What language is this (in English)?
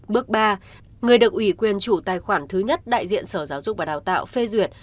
Vietnamese